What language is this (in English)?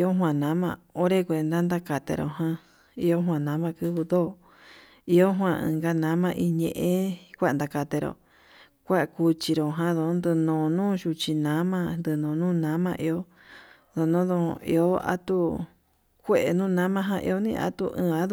Yutanduchi Mixtec